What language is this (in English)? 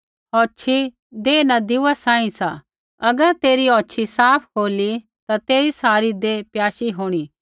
Kullu Pahari